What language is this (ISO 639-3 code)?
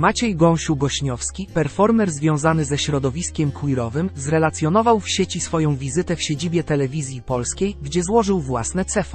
pol